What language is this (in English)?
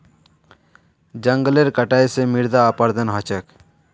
Magahi